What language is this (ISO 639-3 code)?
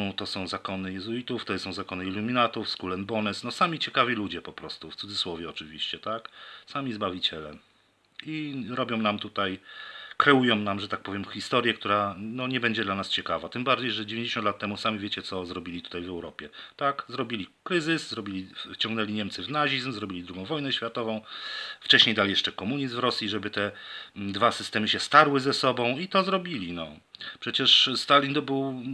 pol